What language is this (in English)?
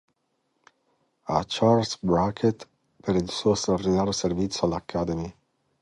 Italian